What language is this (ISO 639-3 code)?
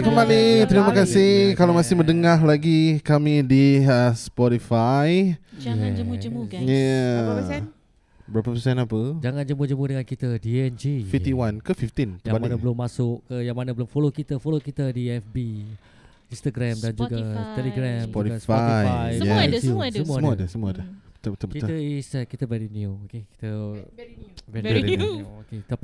msa